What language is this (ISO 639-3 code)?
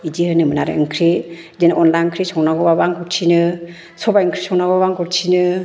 brx